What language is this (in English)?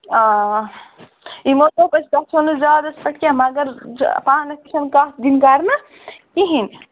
Kashmiri